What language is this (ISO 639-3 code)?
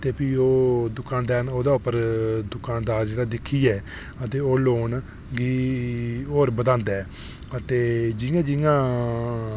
doi